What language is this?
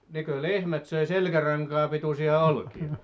Finnish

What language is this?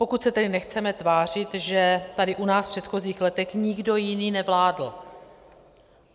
Czech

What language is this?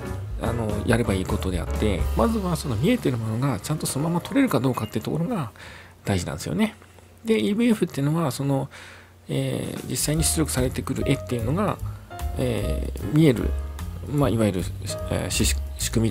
Japanese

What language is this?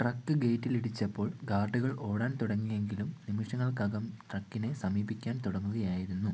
Malayalam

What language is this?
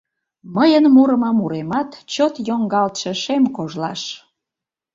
Mari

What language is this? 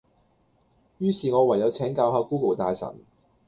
Cantonese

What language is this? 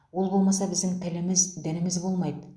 Kazakh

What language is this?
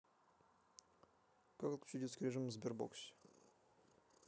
Russian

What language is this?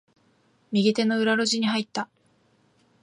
Japanese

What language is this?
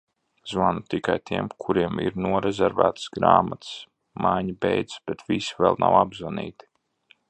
Latvian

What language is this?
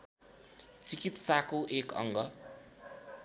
Nepali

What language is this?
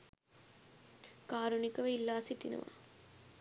Sinhala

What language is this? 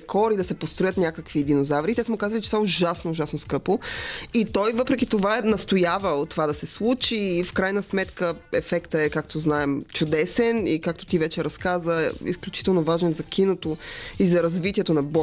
Bulgarian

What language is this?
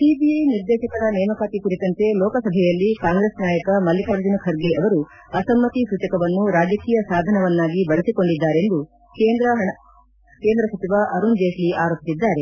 Kannada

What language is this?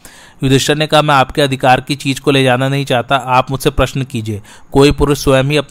Hindi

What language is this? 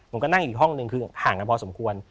Thai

